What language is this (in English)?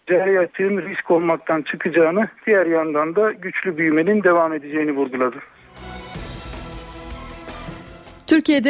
Turkish